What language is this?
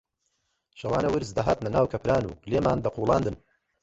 Central Kurdish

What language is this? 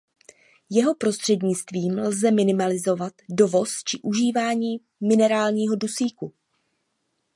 Czech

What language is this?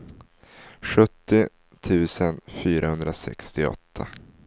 Swedish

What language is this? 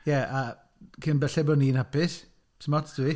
Welsh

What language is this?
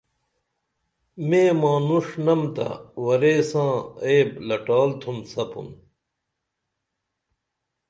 Dameli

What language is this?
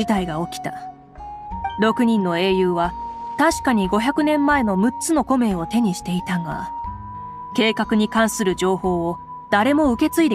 Japanese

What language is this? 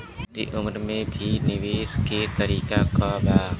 Bhojpuri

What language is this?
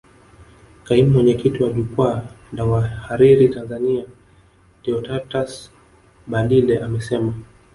Swahili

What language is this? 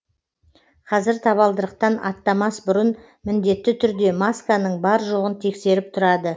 Kazakh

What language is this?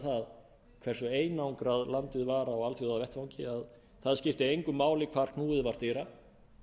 Icelandic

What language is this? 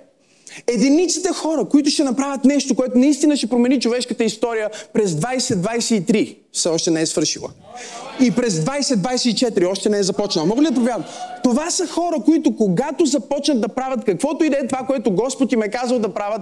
Bulgarian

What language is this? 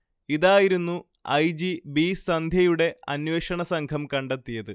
Malayalam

